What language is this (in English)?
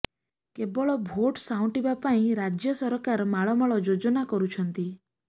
Odia